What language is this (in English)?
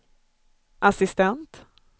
Swedish